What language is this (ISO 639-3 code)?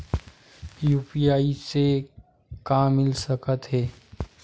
hne